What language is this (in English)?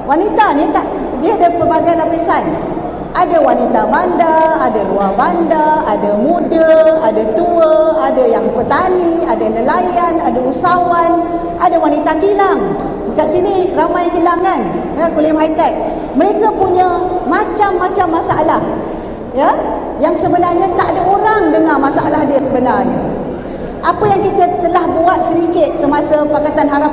Malay